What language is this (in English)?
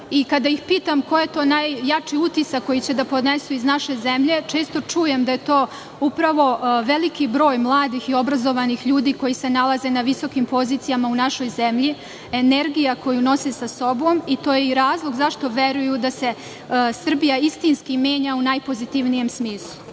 Serbian